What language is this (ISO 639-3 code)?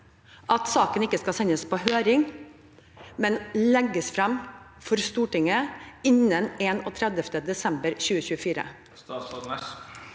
nor